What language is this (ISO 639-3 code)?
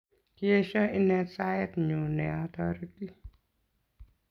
kln